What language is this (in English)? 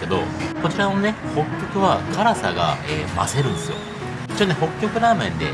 Japanese